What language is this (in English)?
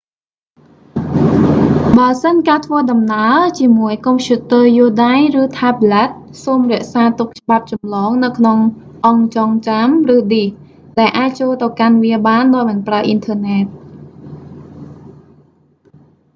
Khmer